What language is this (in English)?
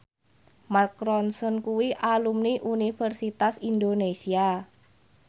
Javanese